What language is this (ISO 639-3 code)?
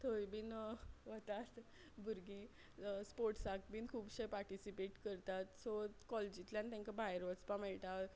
kok